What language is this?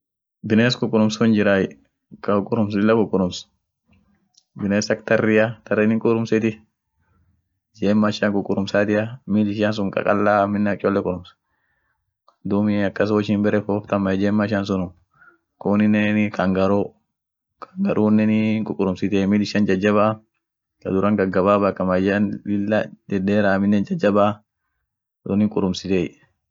Orma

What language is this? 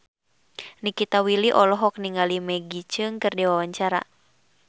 Sundanese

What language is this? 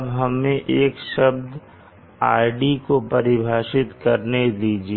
Hindi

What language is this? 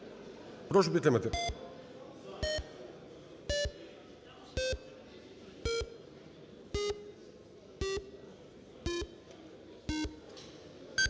Ukrainian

